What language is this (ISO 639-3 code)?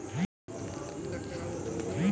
ben